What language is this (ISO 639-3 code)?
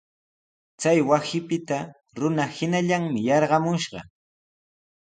qws